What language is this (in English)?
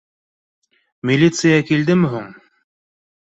Bashkir